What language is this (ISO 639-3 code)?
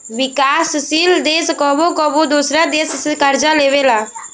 bho